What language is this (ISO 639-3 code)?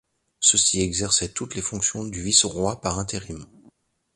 fra